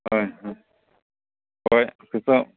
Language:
Manipuri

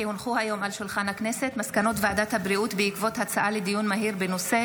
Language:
Hebrew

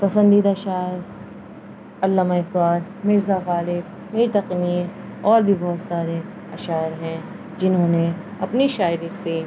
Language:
Urdu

